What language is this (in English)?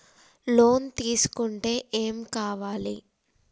Telugu